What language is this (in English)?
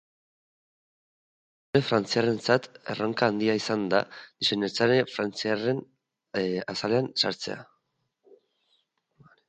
Basque